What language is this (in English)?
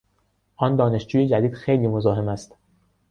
Persian